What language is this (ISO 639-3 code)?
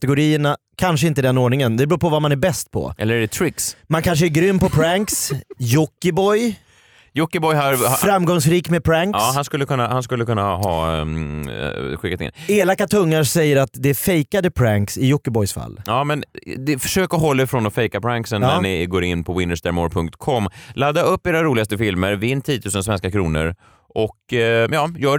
swe